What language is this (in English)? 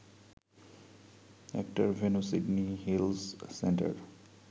Bangla